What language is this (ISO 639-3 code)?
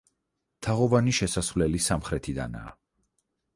kat